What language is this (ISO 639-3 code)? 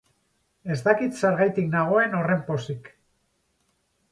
eus